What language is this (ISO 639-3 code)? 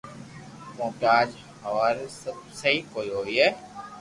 lrk